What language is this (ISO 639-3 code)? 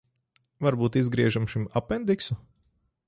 lav